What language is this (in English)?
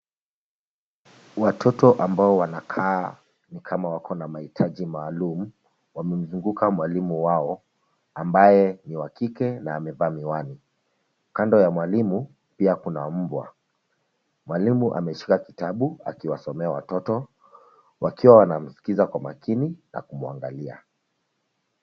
Swahili